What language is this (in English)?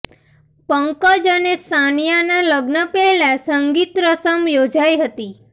Gujarati